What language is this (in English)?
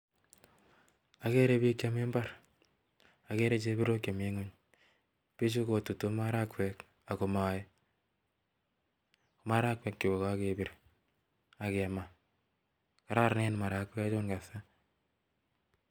Kalenjin